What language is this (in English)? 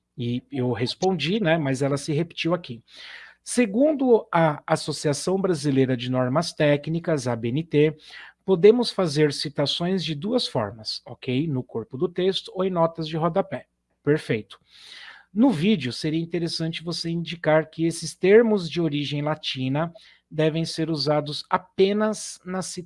Portuguese